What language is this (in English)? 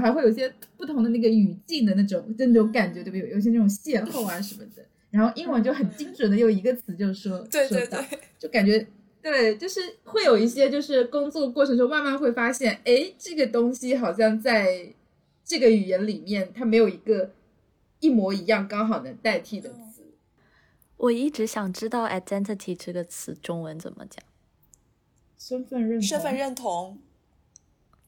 Chinese